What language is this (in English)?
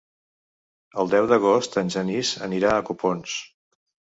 Catalan